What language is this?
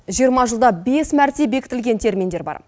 Kazakh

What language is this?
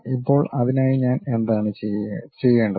Malayalam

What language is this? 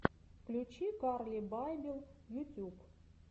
Russian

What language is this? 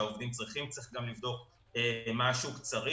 Hebrew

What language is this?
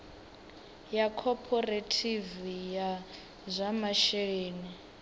Venda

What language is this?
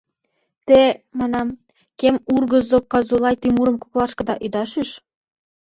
Mari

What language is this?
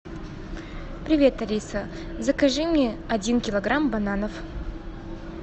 Russian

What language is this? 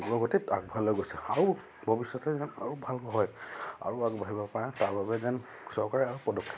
Assamese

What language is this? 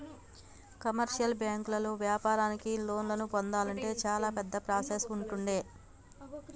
Telugu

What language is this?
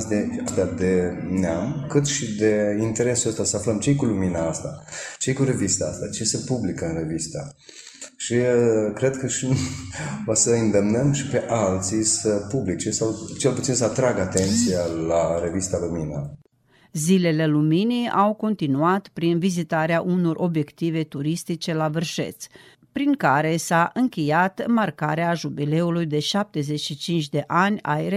Romanian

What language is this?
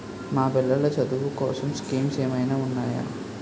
Telugu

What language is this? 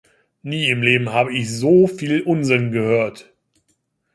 German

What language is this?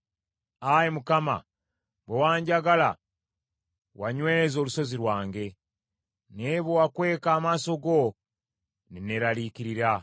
Ganda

